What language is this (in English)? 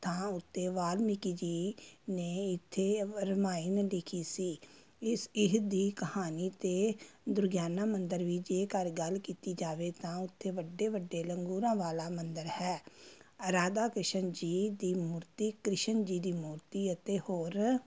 Punjabi